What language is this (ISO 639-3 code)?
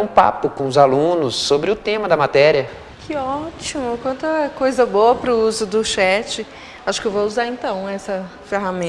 por